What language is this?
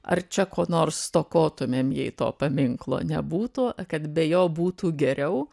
Lithuanian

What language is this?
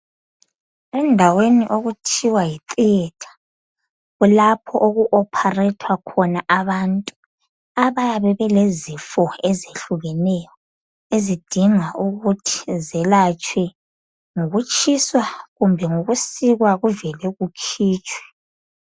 North Ndebele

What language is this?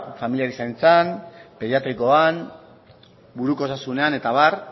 Basque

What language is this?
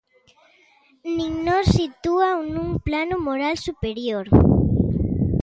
Galician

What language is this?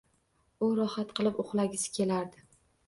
Uzbek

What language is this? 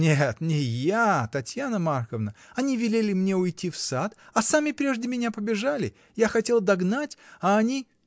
Russian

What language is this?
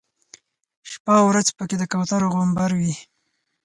Pashto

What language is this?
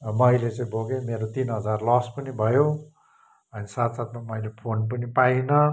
Nepali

